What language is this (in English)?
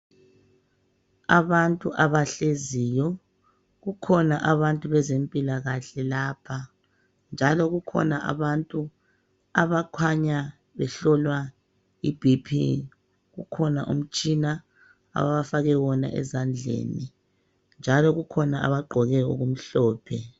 North Ndebele